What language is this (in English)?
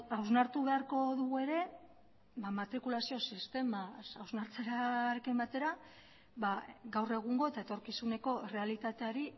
Basque